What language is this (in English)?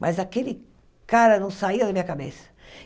Portuguese